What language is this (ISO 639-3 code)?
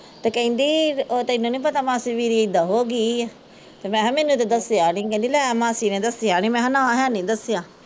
pan